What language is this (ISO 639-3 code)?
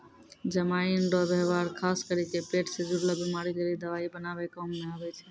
mai